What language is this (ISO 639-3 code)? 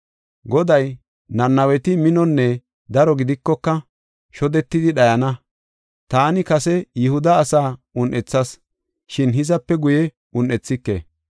gof